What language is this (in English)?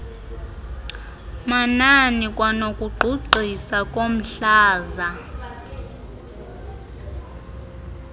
Xhosa